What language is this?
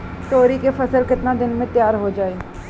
Bhojpuri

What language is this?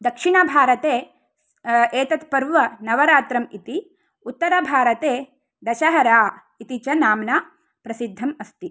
Sanskrit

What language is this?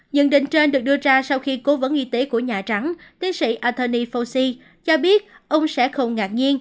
Vietnamese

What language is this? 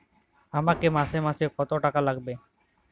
Bangla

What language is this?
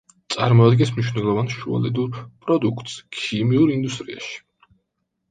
Georgian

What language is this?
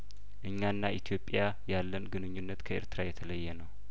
Amharic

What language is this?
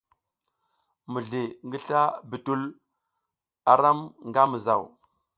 South Giziga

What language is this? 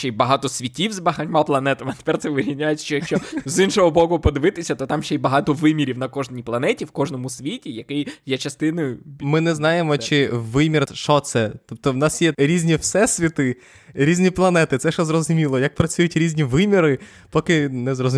Ukrainian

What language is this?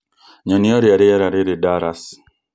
Kikuyu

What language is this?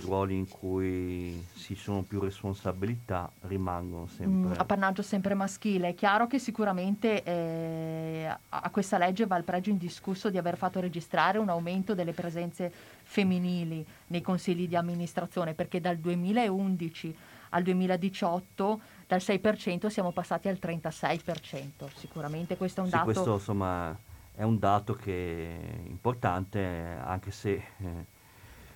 Italian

